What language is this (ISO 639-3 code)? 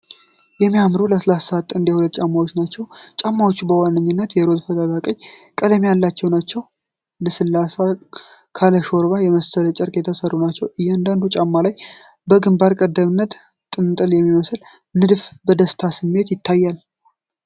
amh